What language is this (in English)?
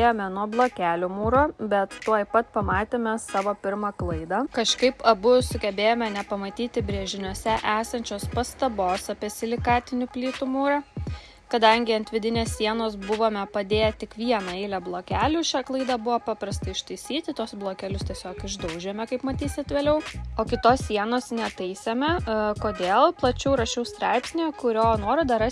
Lithuanian